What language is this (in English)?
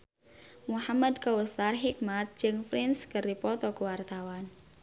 Sundanese